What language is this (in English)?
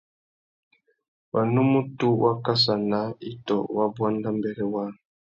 Tuki